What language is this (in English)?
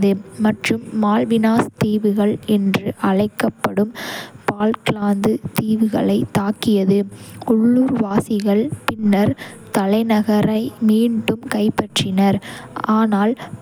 Kota (India)